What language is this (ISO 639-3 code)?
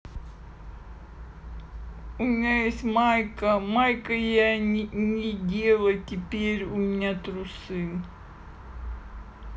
rus